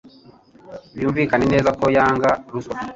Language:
Kinyarwanda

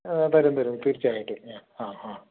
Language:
Malayalam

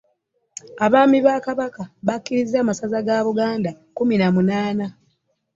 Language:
Ganda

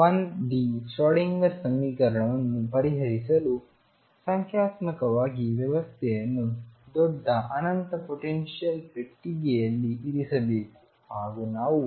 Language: Kannada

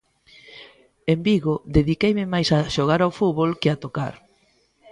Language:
Galician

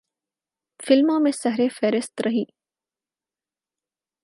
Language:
Urdu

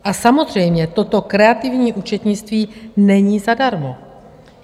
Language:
Czech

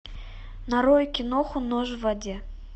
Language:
Russian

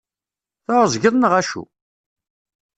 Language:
Kabyle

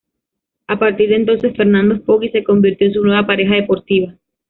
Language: Spanish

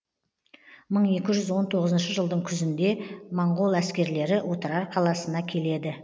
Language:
Kazakh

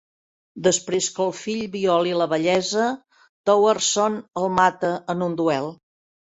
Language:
Catalan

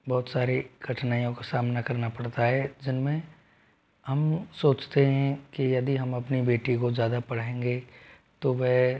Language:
Hindi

